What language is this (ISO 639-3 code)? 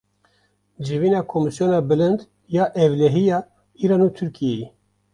kur